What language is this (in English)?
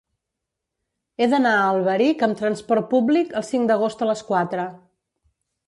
Catalan